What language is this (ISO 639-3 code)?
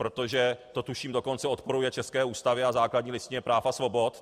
ces